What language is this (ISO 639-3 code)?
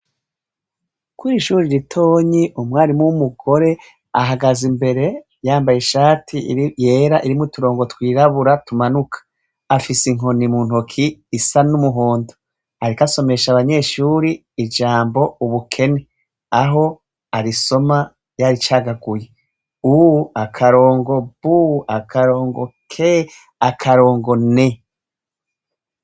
run